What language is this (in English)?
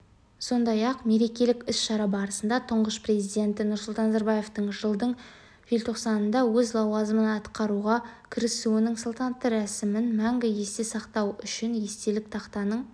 Kazakh